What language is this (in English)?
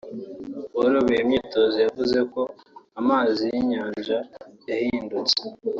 Kinyarwanda